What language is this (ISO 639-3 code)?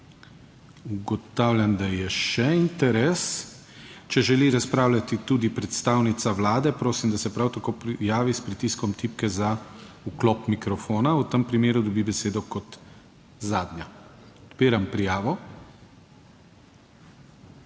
slv